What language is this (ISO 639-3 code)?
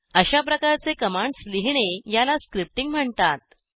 mar